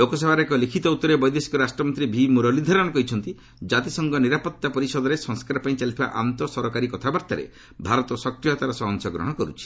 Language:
Odia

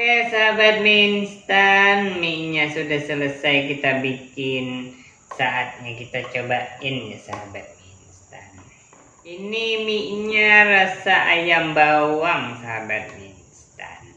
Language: Indonesian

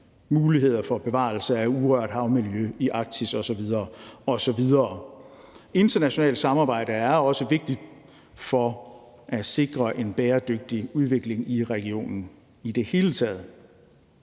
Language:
Danish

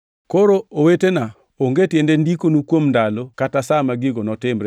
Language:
Luo (Kenya and Tanzania)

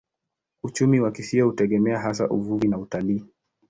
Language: Swahili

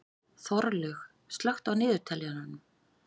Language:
Icelandic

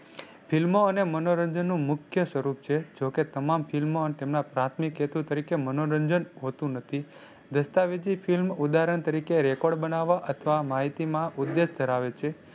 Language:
Gujarati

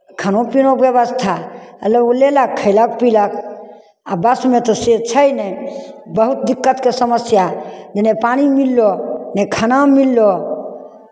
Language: Maithili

